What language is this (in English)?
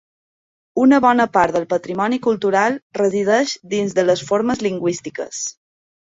Catalan